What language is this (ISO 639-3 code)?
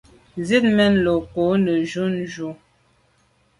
byv